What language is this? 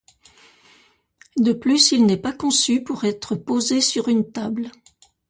French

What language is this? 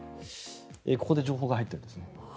Japanese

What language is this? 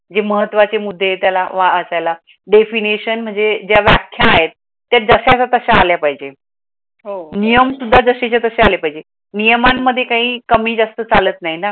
Marathi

